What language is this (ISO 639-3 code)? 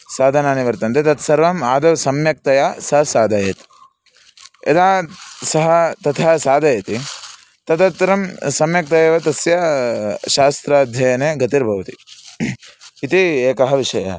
san